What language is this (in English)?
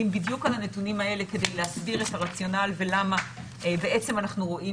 Hebrew